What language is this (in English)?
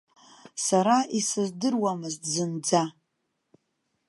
Abkhazian